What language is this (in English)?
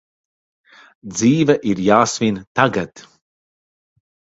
Latvian